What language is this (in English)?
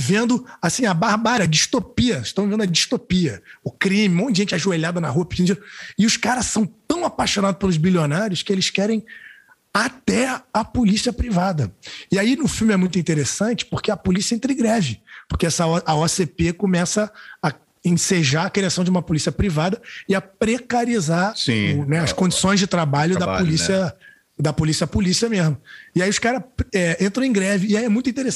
Portuguese